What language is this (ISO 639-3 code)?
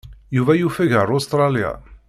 kab